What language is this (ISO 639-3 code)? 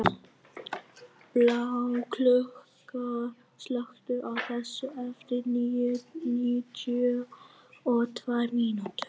isl